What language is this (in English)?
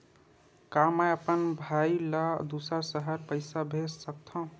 Chhattisgarhi